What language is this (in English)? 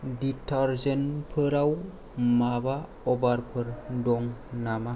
Bodo